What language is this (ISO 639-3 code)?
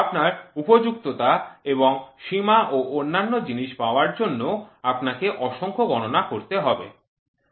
ben